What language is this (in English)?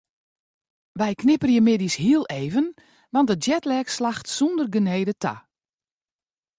Western Frisian